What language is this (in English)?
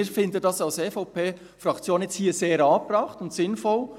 Swiss German